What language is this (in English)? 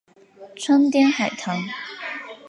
Chinese